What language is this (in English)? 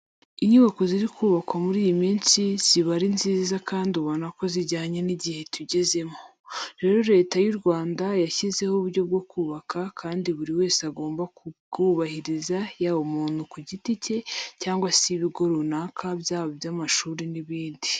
Kinyarwanda